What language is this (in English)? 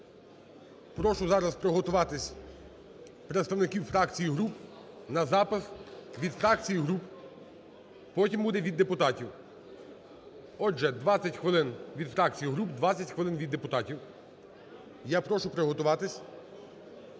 Ukrainian